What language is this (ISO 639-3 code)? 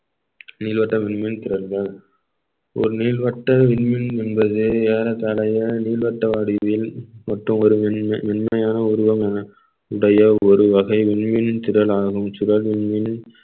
tam